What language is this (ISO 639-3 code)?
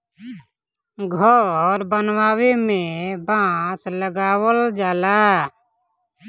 bho